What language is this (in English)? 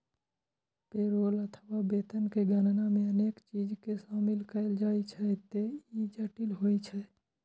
Maithili